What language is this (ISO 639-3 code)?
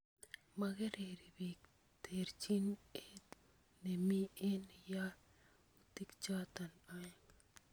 kln